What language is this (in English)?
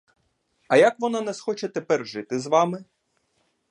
Ukrainian